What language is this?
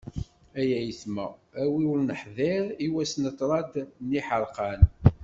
Kabyle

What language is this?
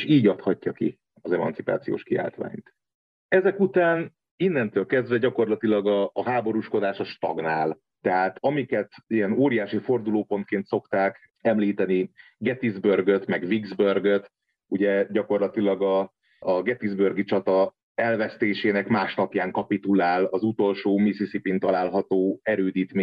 Hungarian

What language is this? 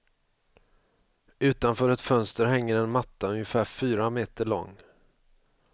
Swedish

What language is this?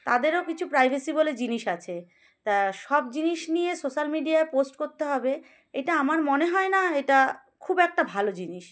Bangla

